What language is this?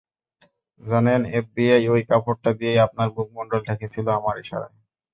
Bangla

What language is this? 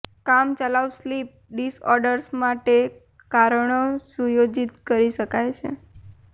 Gujarati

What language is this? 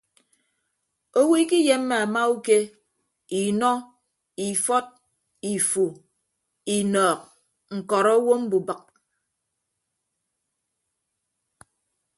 Ibibio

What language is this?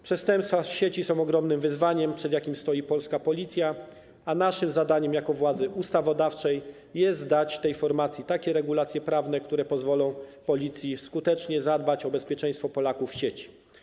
Polish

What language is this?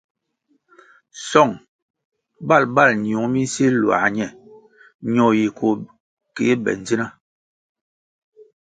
Kwasio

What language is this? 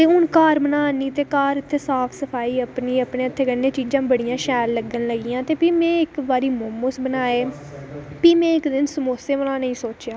Dogri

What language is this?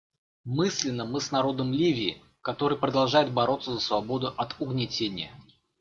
Russian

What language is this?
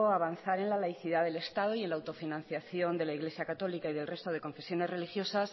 Spanish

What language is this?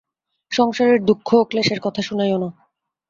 Bangla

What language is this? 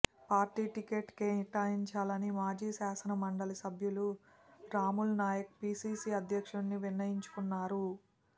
Telugu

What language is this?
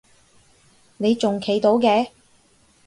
Cantonese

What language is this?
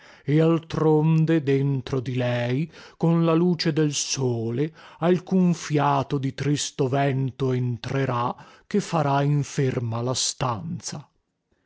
Italian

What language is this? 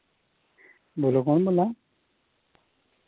Dogri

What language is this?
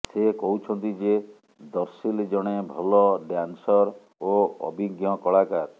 Odia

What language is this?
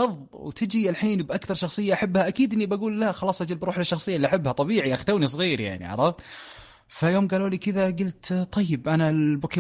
Arabic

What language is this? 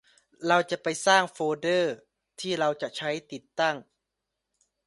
Thai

